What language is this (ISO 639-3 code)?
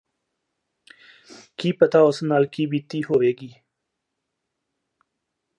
pan